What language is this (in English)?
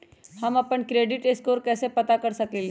Magahi